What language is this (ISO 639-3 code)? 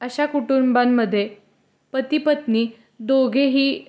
mar